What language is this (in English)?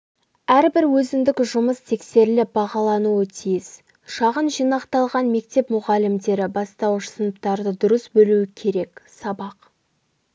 Kazakh